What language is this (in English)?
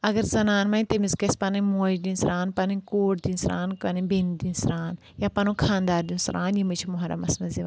Kashmiri